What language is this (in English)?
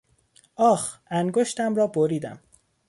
Persian